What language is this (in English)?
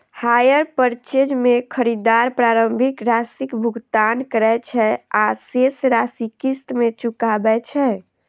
Maithili